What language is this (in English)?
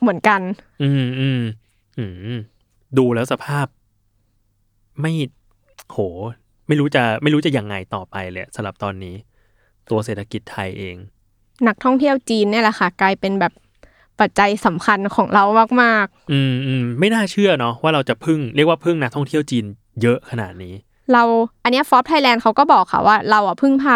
Thai